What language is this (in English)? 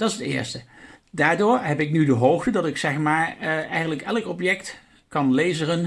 Dutch